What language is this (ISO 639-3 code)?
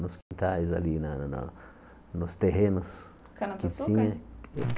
por